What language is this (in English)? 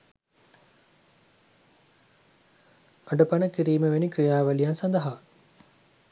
Sinhala